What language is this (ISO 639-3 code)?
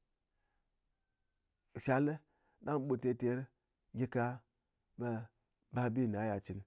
anc